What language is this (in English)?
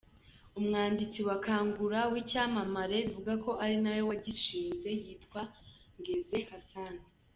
Kinyarwanda